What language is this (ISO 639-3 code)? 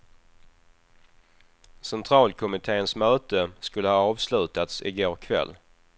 swe